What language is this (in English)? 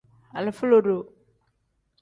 Tem